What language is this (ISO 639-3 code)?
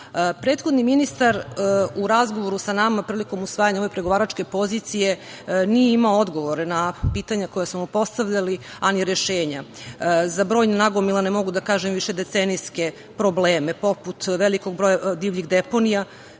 srp